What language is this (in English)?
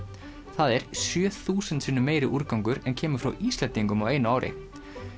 Icelandic